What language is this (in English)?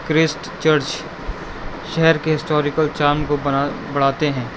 Urdu